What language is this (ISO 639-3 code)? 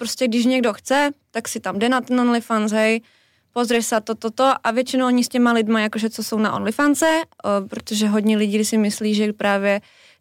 slk